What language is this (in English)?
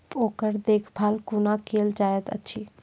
Maithili